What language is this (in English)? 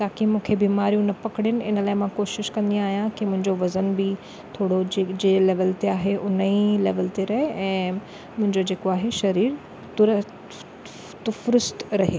Sindhi